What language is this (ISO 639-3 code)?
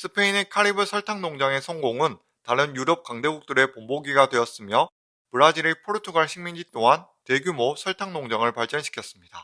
kor